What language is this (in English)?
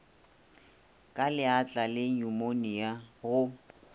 Northern Sotho